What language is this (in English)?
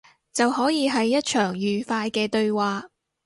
Cantonese